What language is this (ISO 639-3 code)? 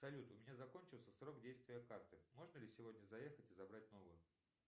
rus